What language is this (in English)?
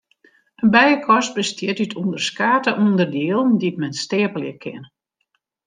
Western Frisian